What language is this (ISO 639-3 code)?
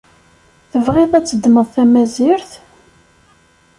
kab